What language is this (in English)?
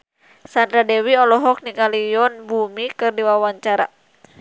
Sundanese